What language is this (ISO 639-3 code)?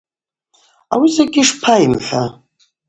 abq